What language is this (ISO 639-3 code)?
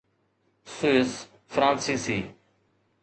snd